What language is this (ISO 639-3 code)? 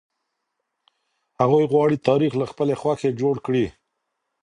pus